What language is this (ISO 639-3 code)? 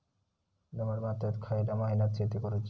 mar